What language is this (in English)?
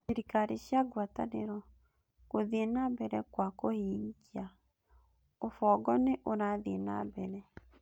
Kikuyu